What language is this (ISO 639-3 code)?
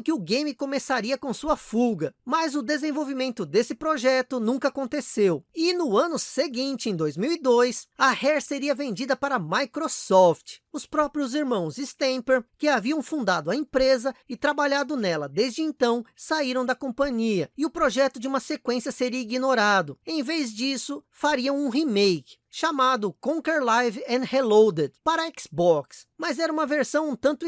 por